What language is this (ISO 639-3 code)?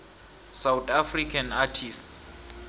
nbl